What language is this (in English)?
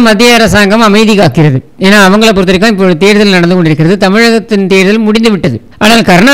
Tamil